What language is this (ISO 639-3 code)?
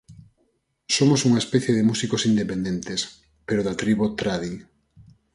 glg